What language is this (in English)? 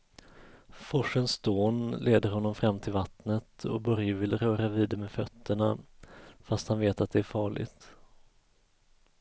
Swedish